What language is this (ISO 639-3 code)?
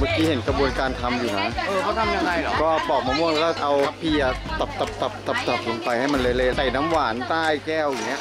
tha